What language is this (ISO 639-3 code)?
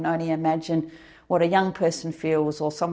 ind